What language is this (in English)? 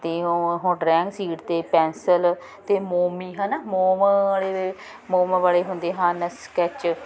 Punjabi